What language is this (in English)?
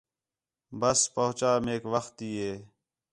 Khetrani